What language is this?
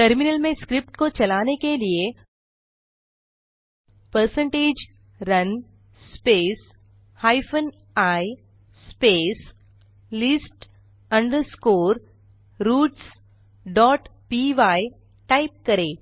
Hindi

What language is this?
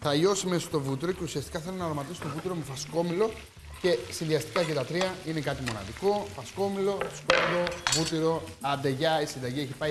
Greek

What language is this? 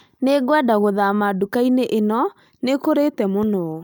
Kikuyu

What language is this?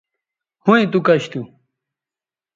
Bateri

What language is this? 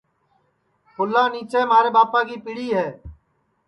Sansi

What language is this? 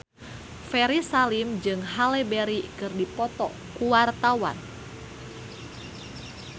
Sundanese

